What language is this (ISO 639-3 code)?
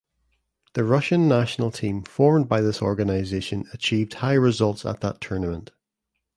eng